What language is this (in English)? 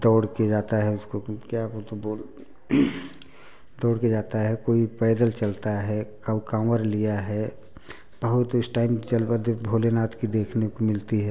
Hindi